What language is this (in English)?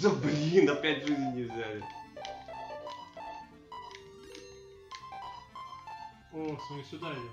Russian